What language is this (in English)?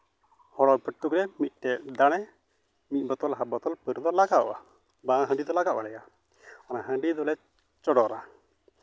Santali